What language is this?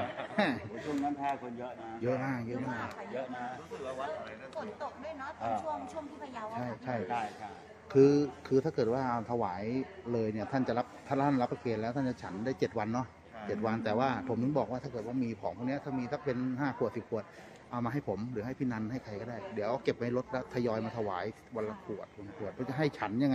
Thai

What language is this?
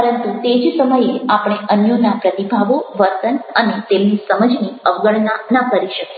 Gujarati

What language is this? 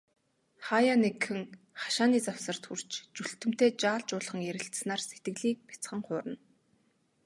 Mongolian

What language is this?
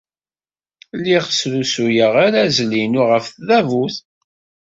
Kabyle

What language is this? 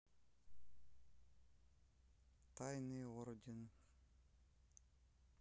Russian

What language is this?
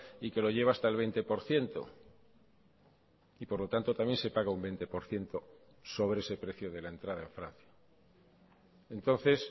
Spanish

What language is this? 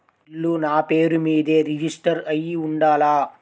Telugu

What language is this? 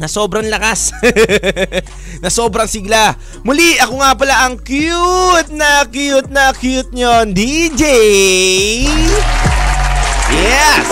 Filipino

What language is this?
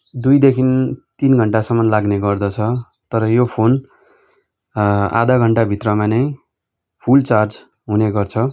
Nepali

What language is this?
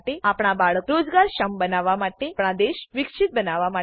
Gujarati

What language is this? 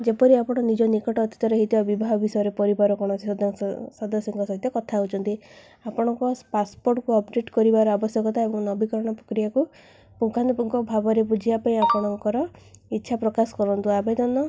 Odia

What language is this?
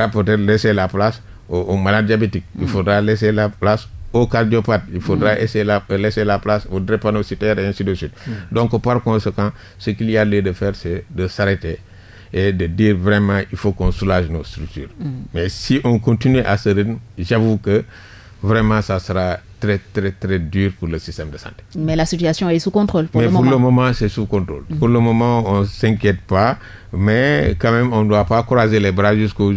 French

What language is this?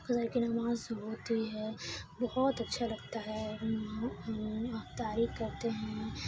Urdu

